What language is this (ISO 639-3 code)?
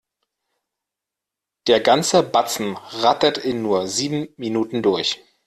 deu